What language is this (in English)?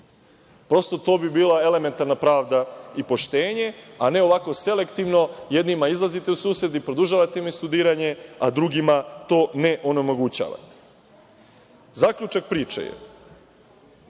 Serbian